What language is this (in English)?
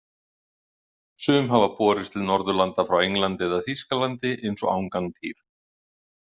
Icelandic